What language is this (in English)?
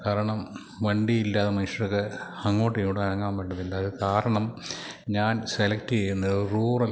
Malayalam